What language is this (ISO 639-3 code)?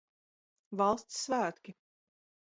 lav